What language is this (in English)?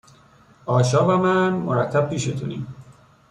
Persian